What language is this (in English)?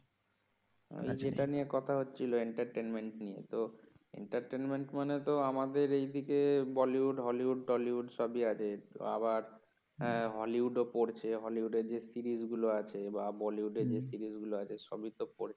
Bangla